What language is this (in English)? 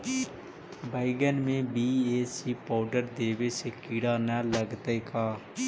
Magahi